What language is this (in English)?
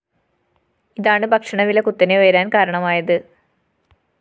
Malayalam